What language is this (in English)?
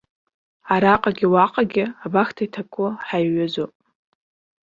Abkhazian